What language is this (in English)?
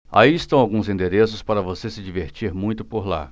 Portuguese